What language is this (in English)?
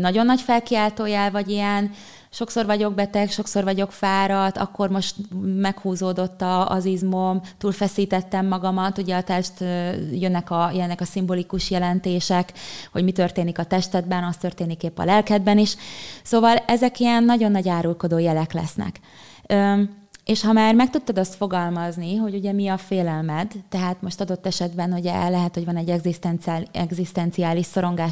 Hungarian